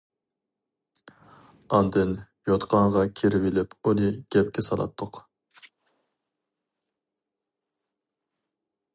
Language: Uyghur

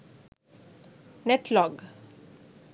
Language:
Sinhala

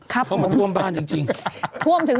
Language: Thai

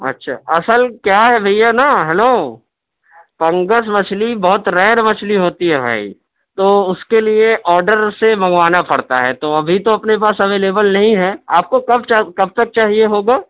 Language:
Urdu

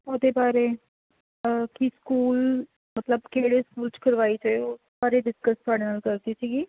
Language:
Punjabi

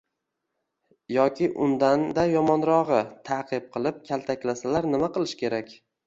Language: Uzbek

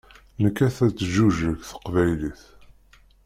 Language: Kabyle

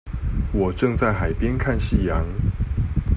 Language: Chinese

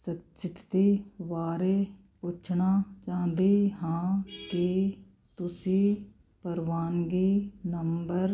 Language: Punjabi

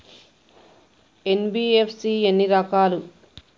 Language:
Telugu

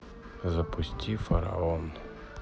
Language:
Russian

